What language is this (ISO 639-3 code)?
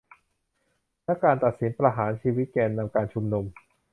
tha